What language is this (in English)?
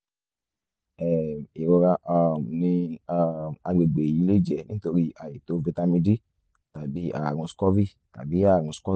Yoruba